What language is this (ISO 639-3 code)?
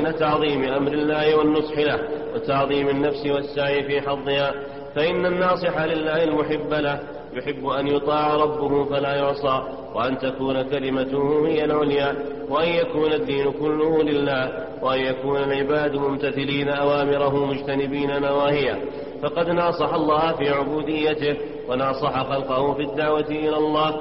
ara